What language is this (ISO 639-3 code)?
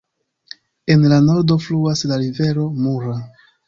epo